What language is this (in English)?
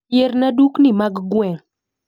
Luo (Kenya and Tanzania)